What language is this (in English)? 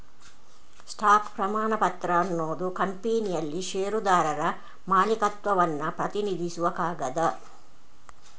Kannada